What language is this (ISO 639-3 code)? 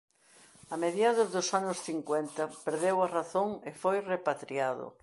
glg